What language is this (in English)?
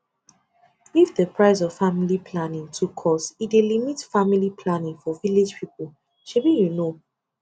Nigerian Pidgin